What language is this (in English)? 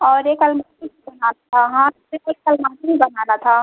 Hindi